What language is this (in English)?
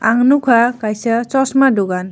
Kok Borok